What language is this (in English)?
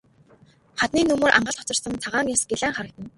Mongolian